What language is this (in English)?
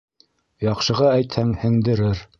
Bashkir